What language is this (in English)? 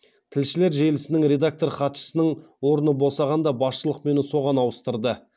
Kazakh